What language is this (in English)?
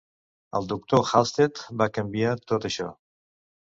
Catalan